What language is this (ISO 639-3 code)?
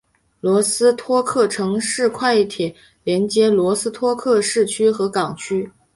zho